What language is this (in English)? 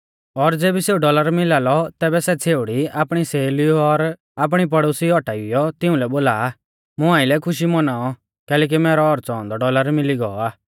Mahasu Pahari